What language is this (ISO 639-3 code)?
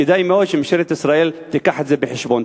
heb